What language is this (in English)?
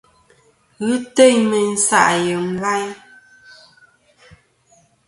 Kom